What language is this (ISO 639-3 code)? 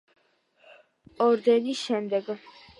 kat